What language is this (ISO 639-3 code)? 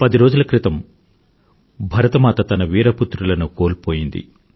tel